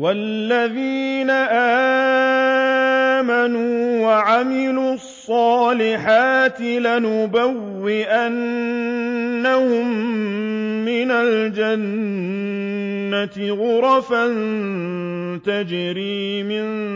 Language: Arabic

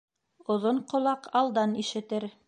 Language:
Bashkir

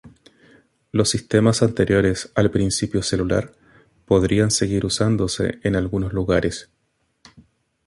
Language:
Spanish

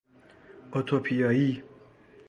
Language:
Persian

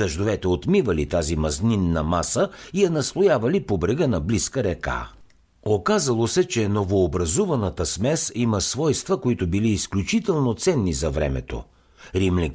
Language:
Bulgarian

